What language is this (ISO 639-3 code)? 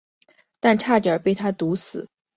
zho